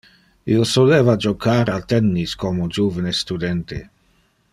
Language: Interlingua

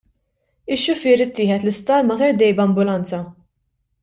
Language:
Maltese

